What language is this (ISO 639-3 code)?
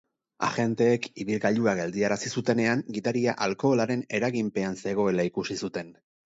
eus